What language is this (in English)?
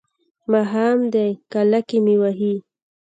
Pashto